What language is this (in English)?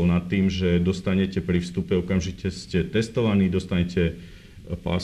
Slovak